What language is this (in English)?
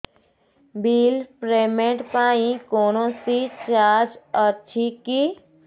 Odia